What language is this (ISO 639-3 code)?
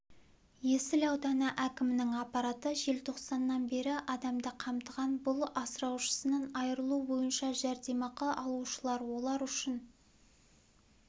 kaz